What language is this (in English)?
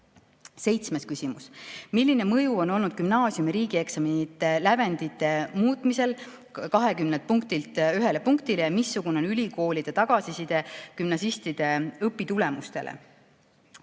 Estonian